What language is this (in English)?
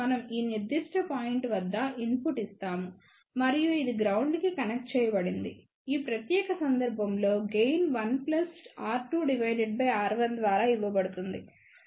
Telugu